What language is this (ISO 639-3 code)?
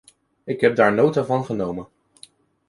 nld